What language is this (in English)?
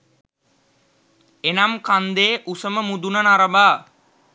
Sinhala